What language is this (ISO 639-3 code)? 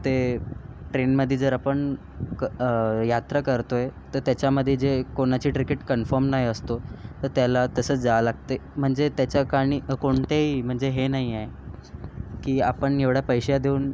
mar